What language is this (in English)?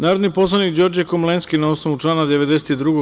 Serbian